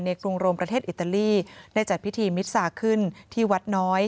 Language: Thai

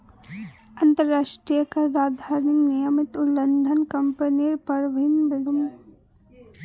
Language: Magahi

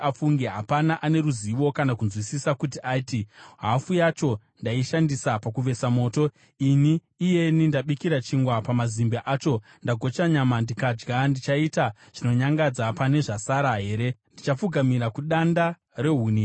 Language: Shona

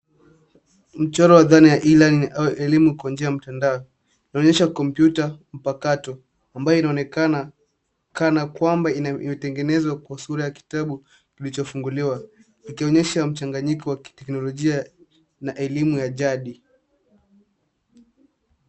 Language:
Swahili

